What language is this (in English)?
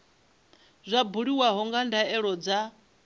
Venda